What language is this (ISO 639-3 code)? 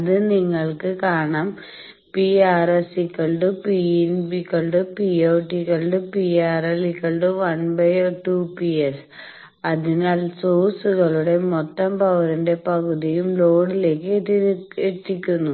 mal